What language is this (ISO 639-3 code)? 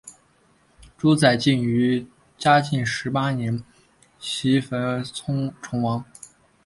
zho